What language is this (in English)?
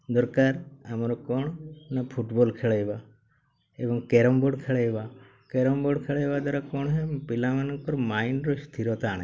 Odia